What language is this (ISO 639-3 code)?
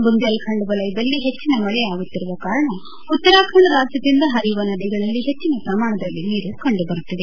kan